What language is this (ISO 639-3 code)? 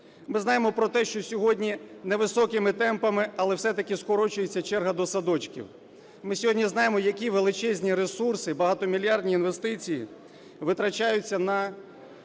ukr